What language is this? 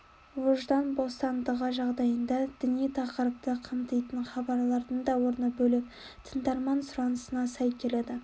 Kazakh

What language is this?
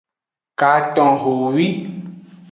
Aja (Benin)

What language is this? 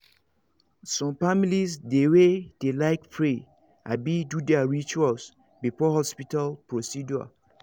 Nigerian Pidgin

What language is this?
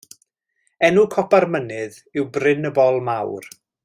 Welsh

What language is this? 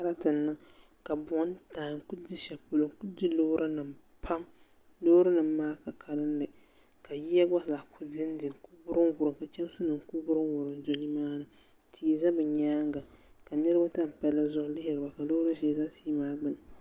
Dagbani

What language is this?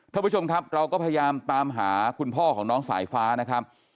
Thai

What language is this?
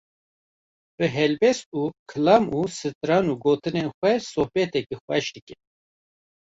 Kurdish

